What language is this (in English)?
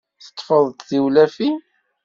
Kabyle